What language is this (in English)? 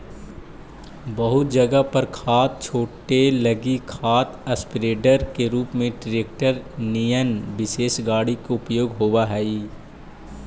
Magahi